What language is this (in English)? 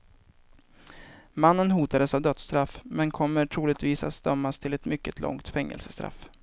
Swedish